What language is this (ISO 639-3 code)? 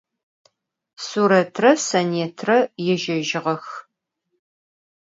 ady